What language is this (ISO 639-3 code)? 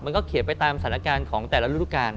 tha